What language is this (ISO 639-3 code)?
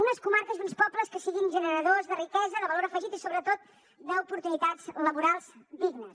cat